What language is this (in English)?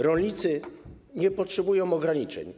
Polish